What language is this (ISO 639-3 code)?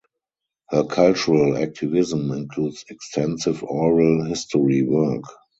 eng